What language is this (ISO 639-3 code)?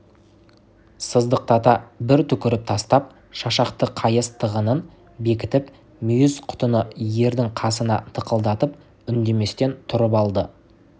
kaz